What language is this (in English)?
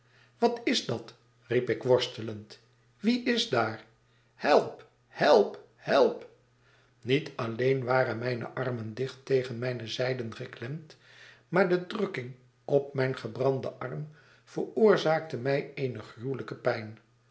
Dutch